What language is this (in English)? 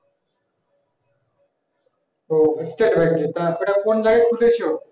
Bangla